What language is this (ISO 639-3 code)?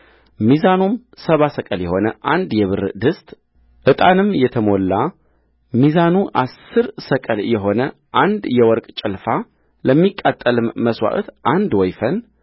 amh